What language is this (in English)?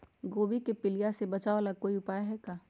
Magahi